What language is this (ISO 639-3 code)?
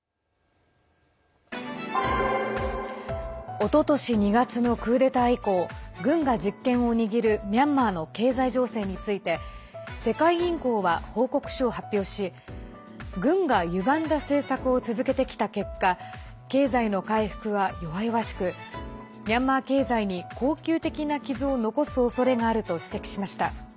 jpn